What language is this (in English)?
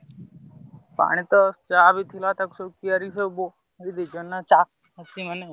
Odia